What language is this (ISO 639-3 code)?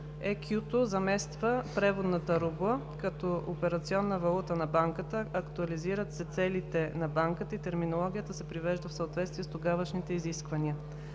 bul